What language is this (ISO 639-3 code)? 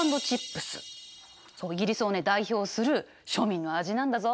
jpn